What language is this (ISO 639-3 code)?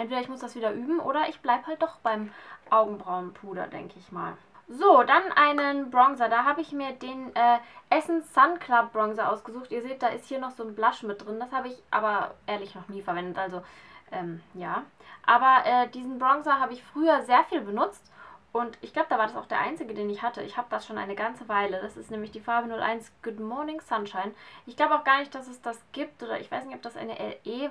deu